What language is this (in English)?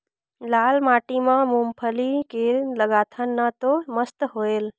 Chhattisgarhi